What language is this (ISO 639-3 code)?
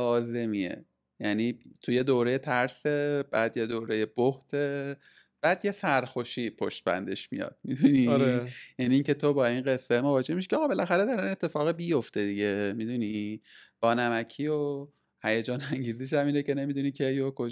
fas